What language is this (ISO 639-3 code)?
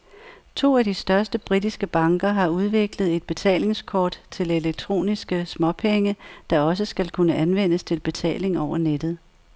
dan